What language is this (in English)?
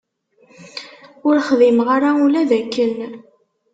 Kabyle